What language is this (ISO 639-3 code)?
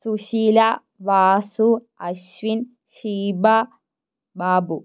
mal